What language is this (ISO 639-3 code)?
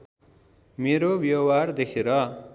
nep